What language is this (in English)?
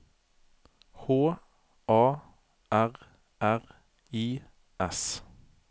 Norwegian